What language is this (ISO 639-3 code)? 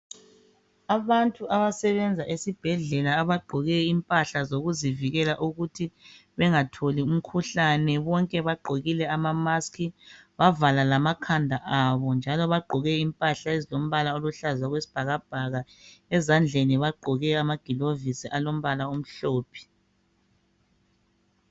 nde